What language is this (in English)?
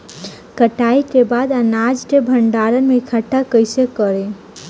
Bhojpuri